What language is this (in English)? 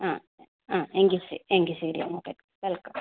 Malayalam